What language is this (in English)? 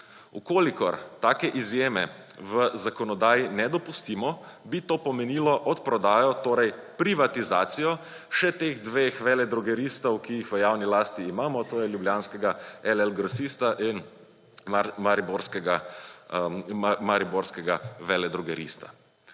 Slovenian